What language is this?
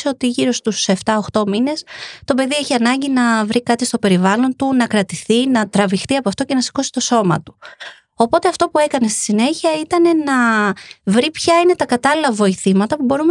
Greek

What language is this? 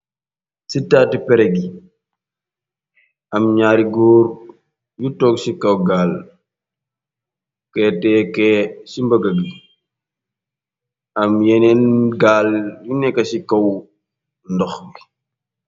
Wolof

